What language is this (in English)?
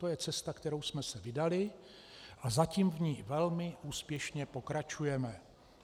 Czech